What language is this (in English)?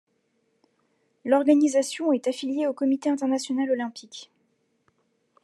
French